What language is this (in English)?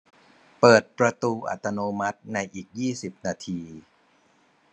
Thai